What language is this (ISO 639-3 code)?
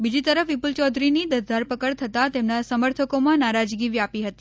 guj